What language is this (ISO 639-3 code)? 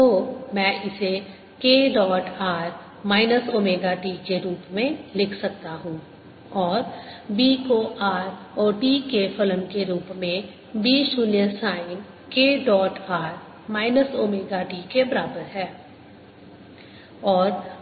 hin